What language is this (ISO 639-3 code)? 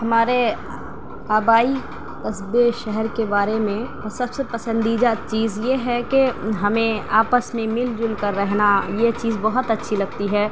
urd